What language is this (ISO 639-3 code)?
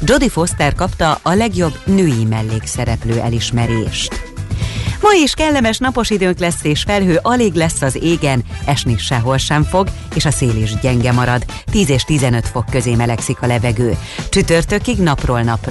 hun